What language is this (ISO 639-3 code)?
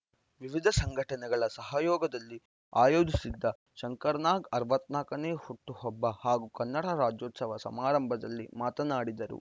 kan